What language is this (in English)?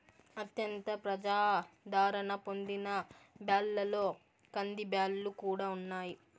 Telugu